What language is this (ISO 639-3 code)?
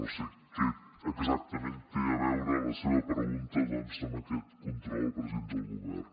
cat